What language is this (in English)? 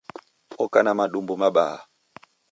Taita